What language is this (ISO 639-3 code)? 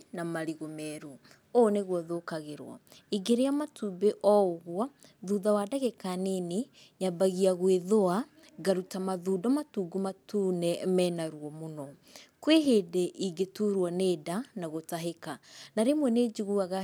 kik